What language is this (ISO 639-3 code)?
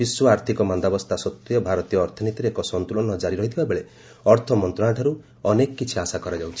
ori